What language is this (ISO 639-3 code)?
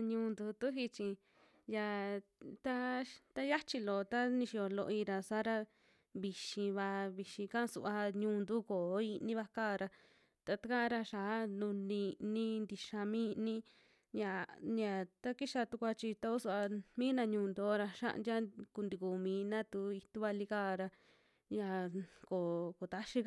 jmx